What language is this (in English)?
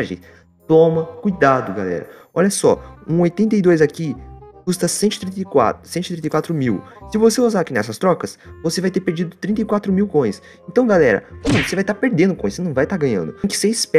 Portuguese